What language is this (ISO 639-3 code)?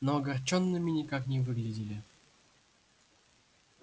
rus